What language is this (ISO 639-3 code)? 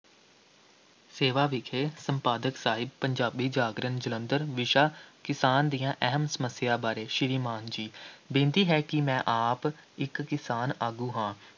pan